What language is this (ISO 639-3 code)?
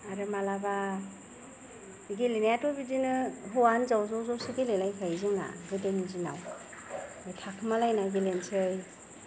brx